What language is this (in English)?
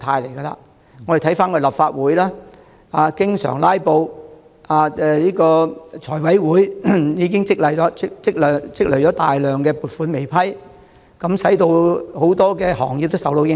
Cantonese